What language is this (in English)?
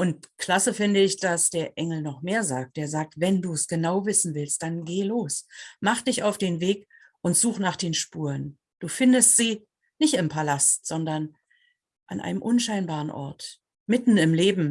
German